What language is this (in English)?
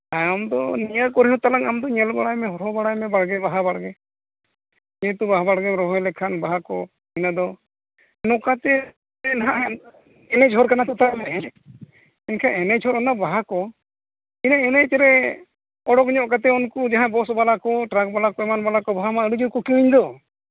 Santali